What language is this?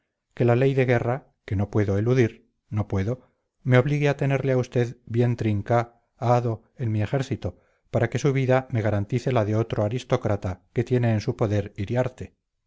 Spanish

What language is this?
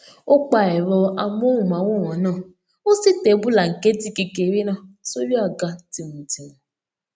Yoruba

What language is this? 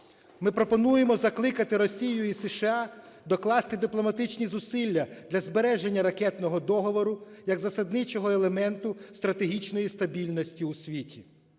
Ukrainian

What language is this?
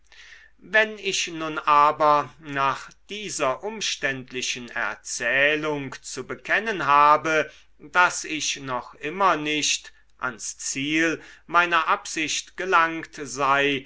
German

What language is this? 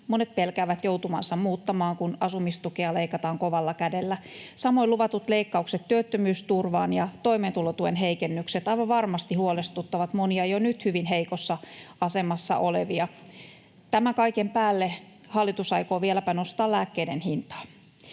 Finnish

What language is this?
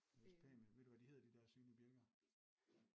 Danish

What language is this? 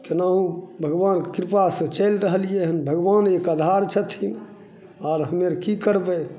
Maithili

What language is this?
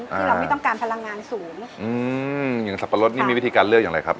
Thai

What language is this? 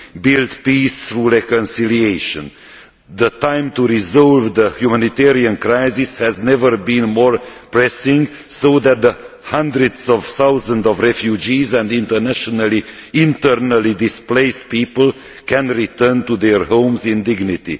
English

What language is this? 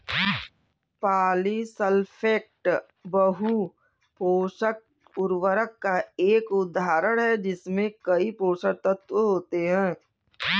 Hindi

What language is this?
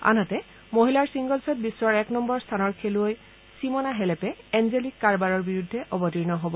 Assamese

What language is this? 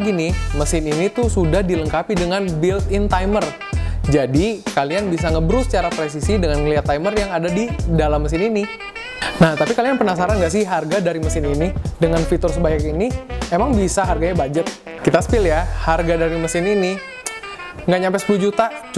Indonesian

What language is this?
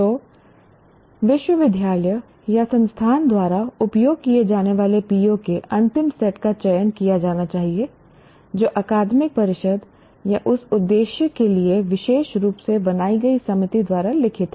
Hindi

